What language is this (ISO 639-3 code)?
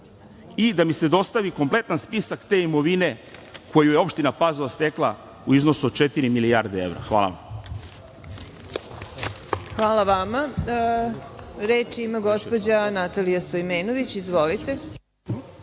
srp